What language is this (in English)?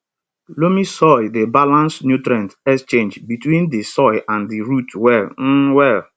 Nigerian Pidgin